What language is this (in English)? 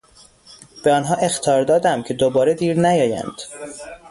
Persian